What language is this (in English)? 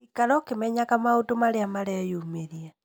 Kikuyu